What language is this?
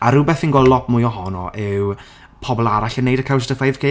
Welsh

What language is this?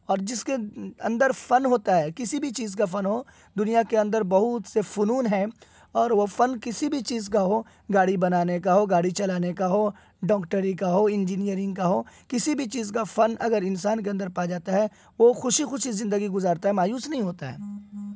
Urdu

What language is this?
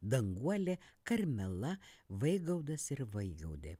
Lithuanian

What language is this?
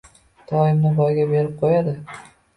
Uzbek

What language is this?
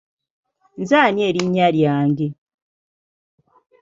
Ganda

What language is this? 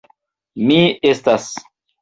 Esperanto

